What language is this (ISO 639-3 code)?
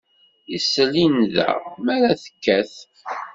kab